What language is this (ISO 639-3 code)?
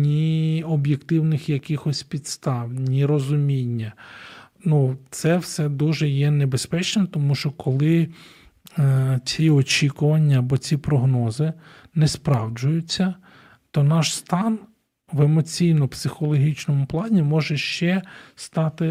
ukr